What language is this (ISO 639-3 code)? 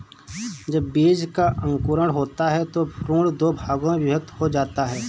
hin